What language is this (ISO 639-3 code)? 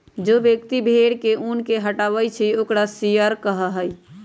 mag